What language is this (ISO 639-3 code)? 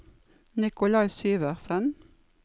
nor